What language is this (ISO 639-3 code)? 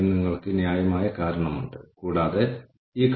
mal